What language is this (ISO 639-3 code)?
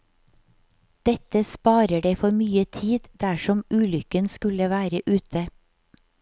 nor